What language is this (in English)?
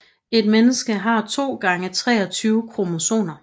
Danish